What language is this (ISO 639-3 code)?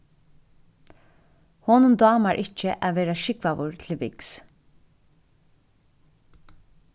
fao